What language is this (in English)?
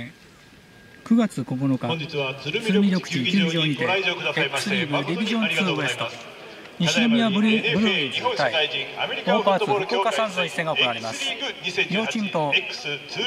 Japanese